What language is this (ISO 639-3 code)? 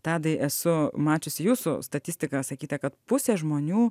lit